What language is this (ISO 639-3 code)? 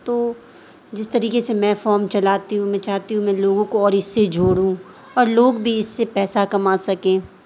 urd